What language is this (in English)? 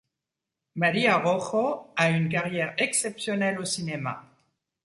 French